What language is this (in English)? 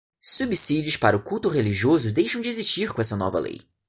Portuguese